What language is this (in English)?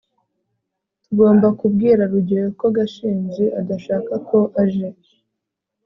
Kinyarwanda